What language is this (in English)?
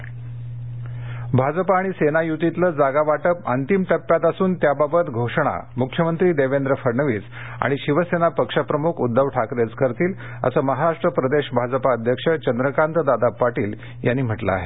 Marathi